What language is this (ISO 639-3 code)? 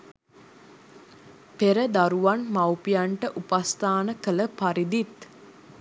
sin